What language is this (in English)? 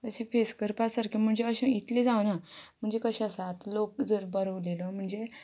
Konkani